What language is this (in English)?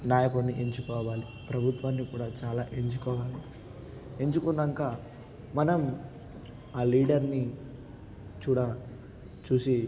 Telugu